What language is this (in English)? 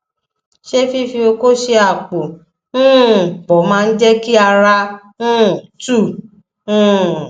Yoruba